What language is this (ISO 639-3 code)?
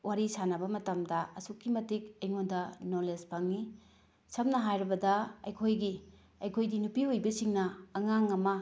mni